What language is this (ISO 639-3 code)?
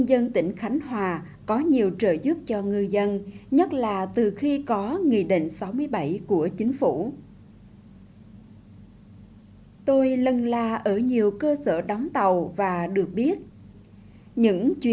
vie